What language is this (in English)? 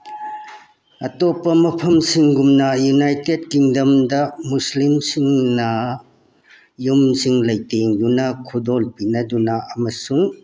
Manipuri